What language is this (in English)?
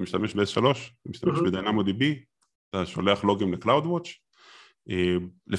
Hebrew